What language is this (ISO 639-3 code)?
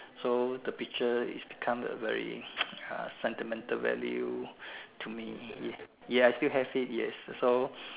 eng